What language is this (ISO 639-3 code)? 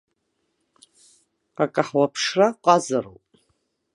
abk